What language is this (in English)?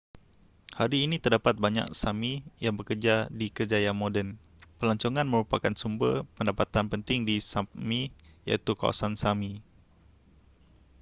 Malay